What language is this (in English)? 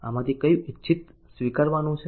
Gujarati